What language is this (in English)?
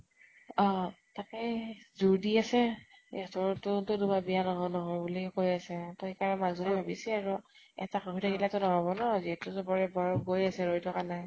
Assamese